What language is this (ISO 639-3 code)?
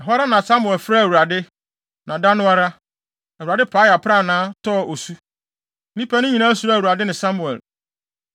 aka